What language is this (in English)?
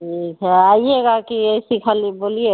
Hindi